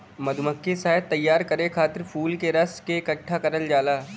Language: Bhojpuri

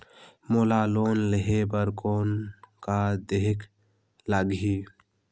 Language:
Chhattisgarhi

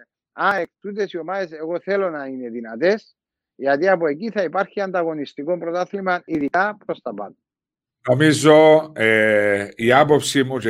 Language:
Greek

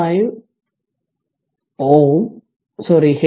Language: Malayalam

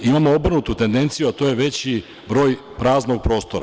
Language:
Serbian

